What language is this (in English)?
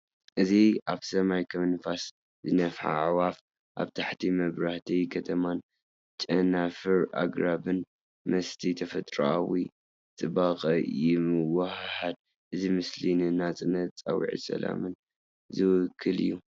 Tigrinya